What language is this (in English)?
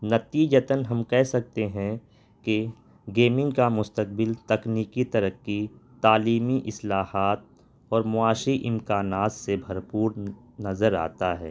Urdu